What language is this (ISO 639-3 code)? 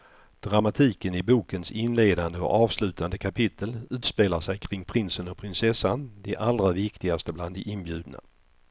swe